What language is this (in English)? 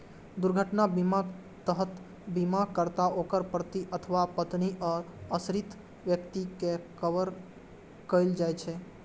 Maithili